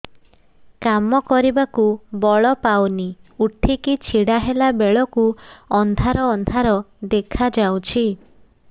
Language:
Odia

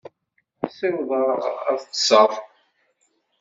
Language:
Kabyle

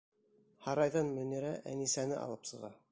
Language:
Bashkir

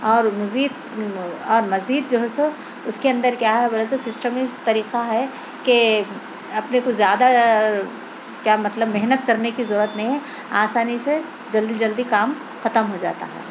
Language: Urdu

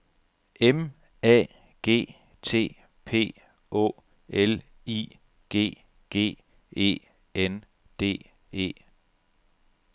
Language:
Danish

